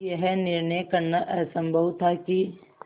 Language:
Hindi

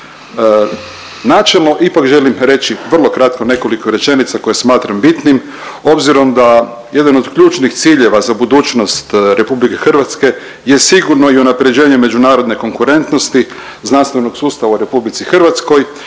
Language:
Croatian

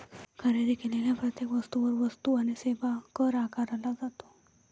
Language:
Marathi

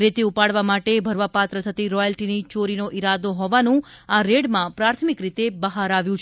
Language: Gujarati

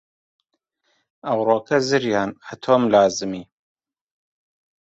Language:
Central Kurdish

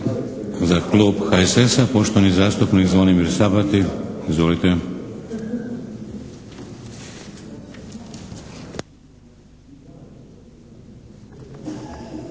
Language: Croatian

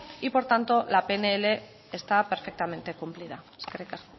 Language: Spanish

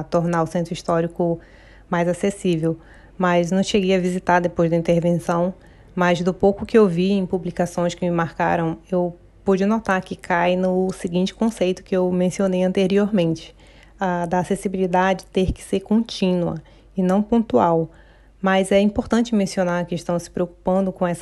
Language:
Portuguese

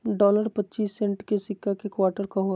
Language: Magahi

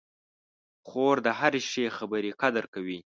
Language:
Pashto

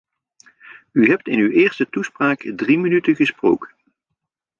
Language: Dutch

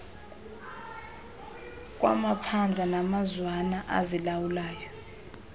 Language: Xhosa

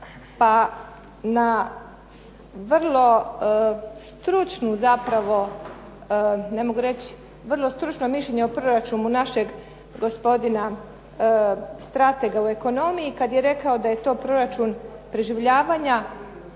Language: Croatian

